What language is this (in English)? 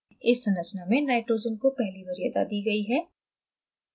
Hindi